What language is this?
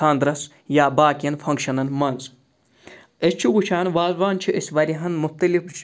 Kashmiri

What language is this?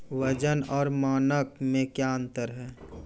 Maithili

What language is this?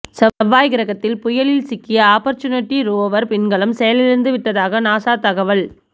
Tamil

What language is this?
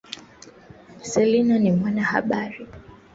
Swahili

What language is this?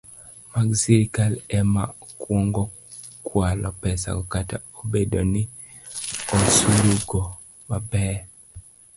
Luo (Kenya and Tanzania)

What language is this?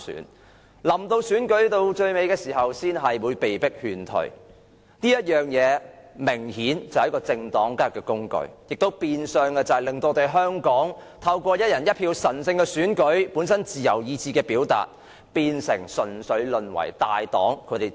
Cantonese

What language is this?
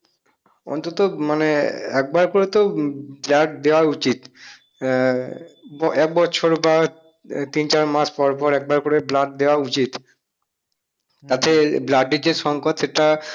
Bangla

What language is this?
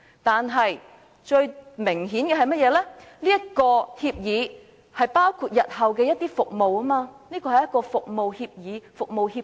Cantonese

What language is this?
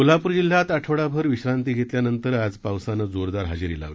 Marathi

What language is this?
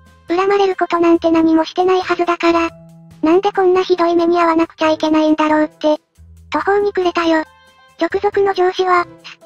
Japanese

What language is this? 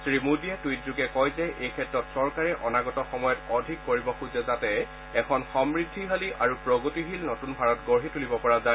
Assamese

